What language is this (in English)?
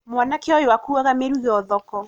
Kikuyu